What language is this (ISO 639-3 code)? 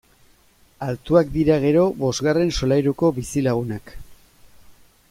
eus